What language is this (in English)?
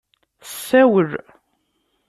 Kabyle